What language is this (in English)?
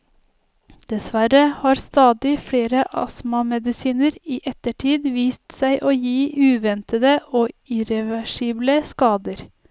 Norwegian